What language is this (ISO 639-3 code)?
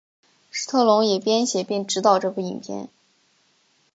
zho